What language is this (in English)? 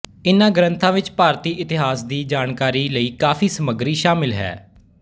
Punjabi